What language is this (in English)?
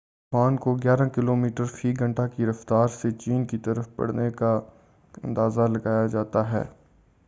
Urdu